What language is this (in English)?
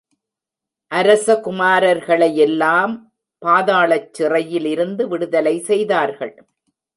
Tamil